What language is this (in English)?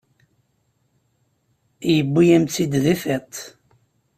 Kabyle